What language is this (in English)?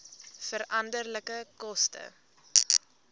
Afrikaans